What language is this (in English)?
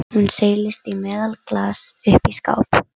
Icelandic